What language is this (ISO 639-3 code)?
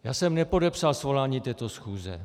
ces